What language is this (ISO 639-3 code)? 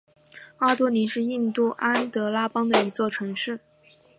zho